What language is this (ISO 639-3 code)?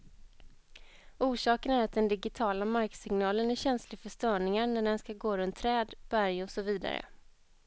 swe